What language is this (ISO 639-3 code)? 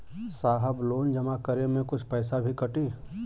bho